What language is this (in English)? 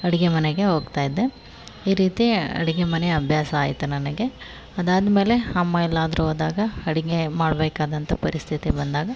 Kannada